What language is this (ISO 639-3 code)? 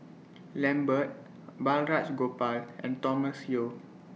eng